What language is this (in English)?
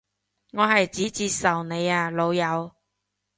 Cantonese